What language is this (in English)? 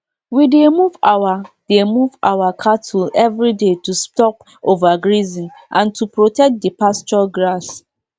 Nigerian Pidgin